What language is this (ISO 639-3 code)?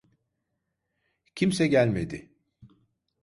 tur